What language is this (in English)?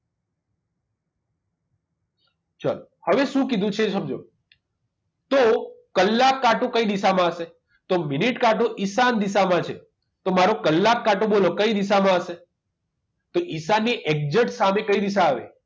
Gujarati